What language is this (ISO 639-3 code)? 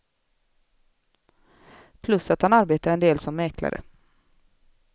swe